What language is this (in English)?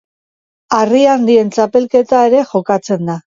Basque